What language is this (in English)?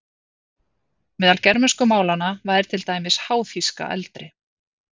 Icelandic